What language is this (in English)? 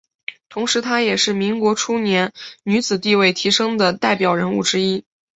Chinese